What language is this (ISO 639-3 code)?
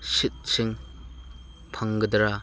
mni